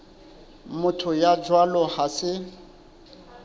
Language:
Southern Sotho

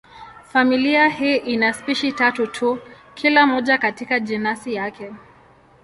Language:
Swahili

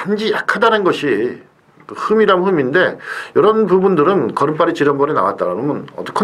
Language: Korean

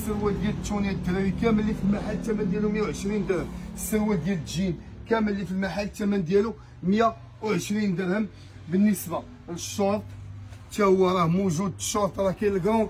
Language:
Arabic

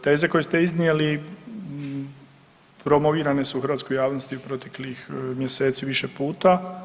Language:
Croatian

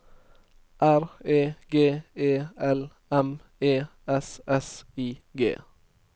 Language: Norwegian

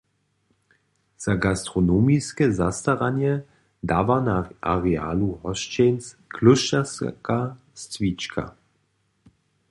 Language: Upper Sorbian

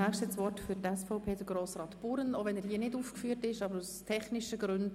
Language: Swiss German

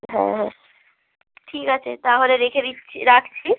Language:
Bangla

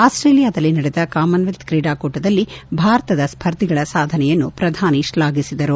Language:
Kannada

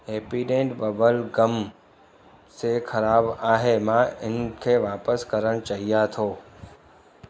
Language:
Sindhi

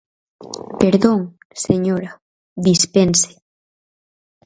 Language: Galician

